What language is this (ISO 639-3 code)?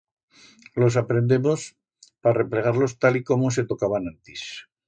arg